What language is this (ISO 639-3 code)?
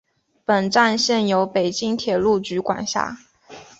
zho